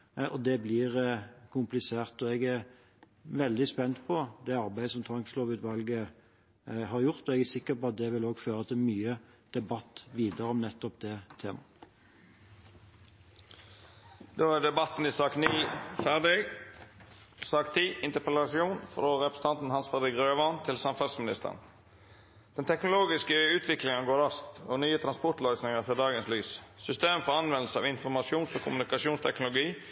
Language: Norwegian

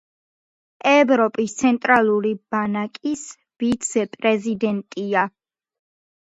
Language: Georgian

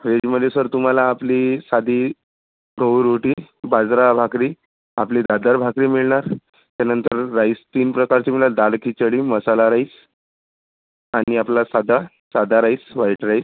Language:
Marathi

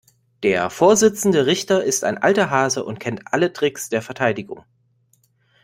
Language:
German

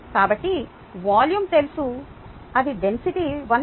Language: Telugu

